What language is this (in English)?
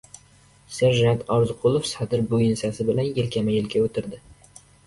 Uzbek